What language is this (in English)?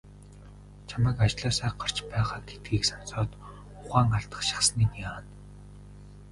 Mongolian